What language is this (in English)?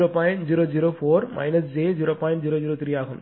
Tamil